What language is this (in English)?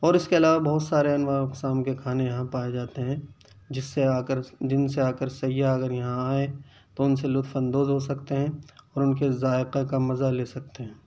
Urdu